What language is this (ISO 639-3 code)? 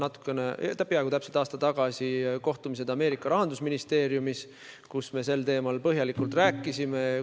est